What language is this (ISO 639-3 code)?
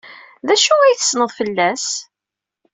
kab